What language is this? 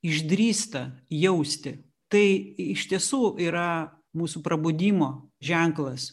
Lithuanian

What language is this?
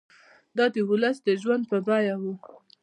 Pashto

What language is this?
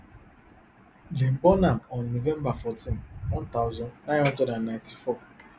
Nigerian Pidgin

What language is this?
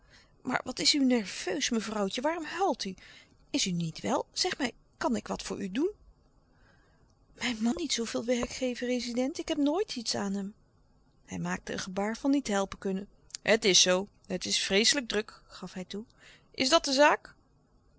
Dutch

